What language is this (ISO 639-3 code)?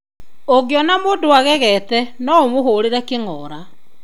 kik